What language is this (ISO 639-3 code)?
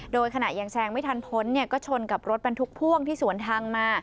tha